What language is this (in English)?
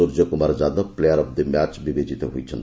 Odia